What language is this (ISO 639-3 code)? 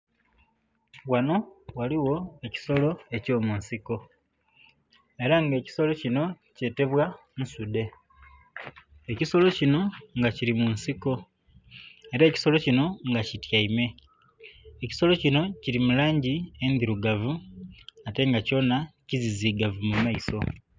xog